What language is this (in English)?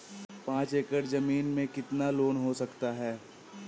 Hindi